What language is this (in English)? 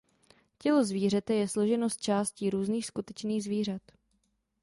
Czech